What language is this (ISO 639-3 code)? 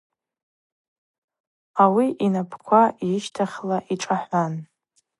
abq